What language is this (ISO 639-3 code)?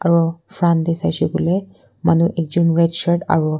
nag